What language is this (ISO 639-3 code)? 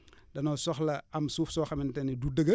wol